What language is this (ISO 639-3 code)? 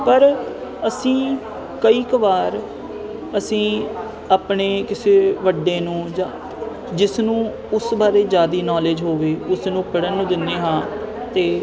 pan